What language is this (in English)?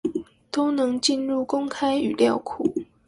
Chinese